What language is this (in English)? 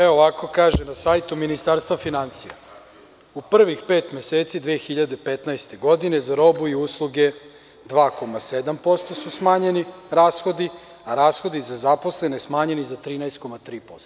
Serbian